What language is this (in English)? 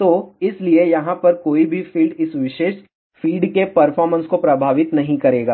Hindi